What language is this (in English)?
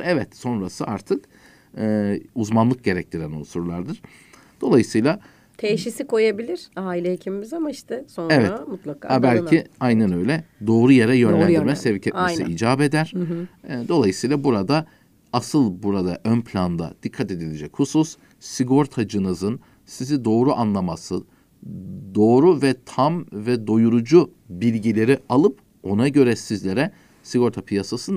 Turkish